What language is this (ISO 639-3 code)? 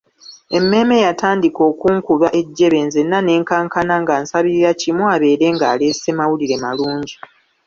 lug